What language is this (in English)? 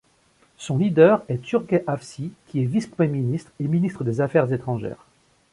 French